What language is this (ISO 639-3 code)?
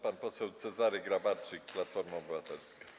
pol